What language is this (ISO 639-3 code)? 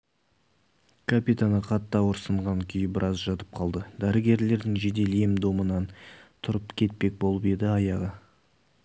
kaz